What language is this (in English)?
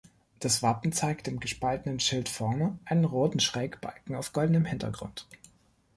German